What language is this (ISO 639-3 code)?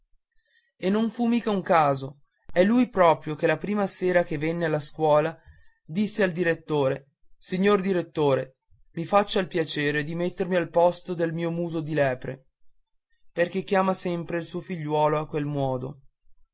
ita